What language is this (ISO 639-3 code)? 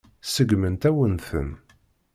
kab